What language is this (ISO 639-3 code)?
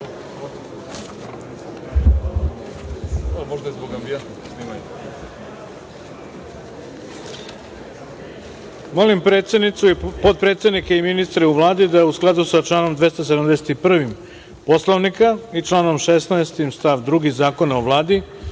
srp